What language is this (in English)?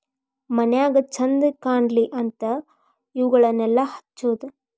Kannada